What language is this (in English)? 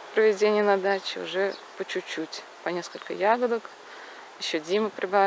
Russian